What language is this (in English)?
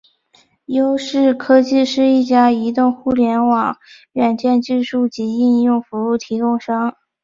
Chinese